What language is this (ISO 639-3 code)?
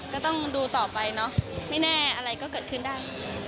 tha